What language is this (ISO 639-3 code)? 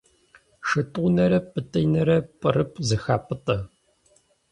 kbd